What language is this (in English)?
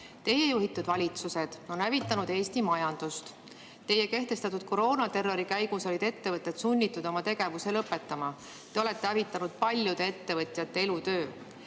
Estonian